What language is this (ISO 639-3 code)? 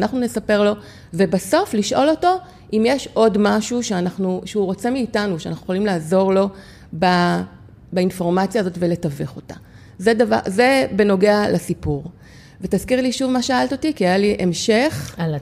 heb